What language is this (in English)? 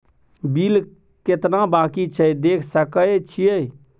Maithili